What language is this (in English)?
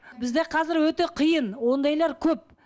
Kazakh